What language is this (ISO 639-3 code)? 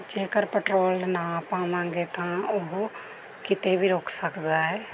pan